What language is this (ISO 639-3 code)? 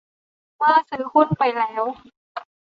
tha